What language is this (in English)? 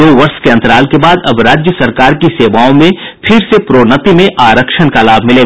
Hindi